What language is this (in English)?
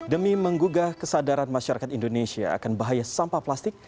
Indonesian